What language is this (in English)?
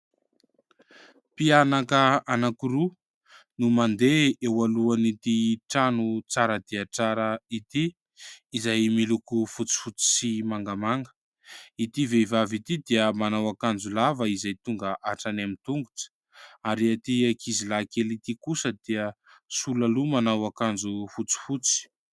Malagasy